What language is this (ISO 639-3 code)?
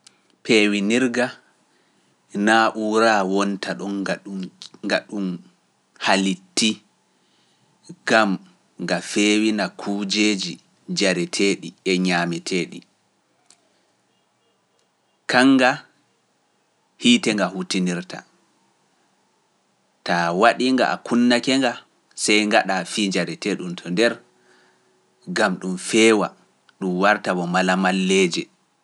fuf